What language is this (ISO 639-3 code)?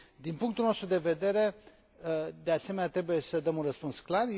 ron